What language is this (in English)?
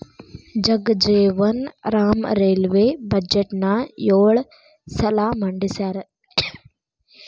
Kannada